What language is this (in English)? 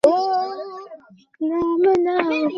Bangla